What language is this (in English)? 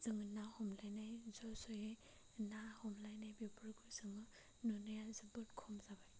Bodo